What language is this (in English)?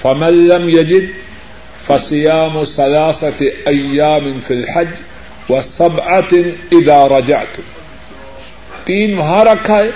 Urdu